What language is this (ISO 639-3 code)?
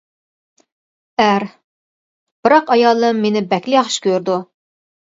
uig